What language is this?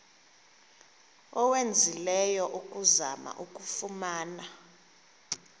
Xhosa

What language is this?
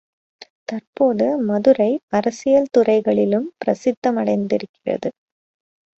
Tamil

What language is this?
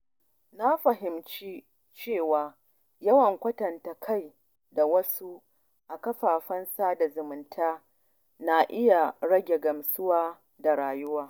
Hausa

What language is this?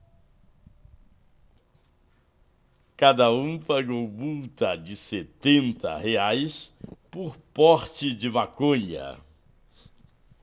Portuguese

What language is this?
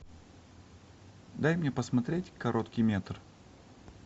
Russian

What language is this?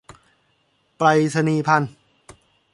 Thai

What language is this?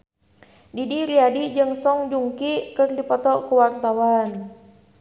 Sundanese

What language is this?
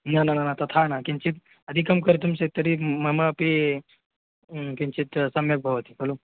Sanskrit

